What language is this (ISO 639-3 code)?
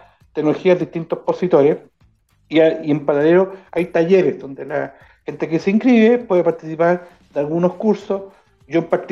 spa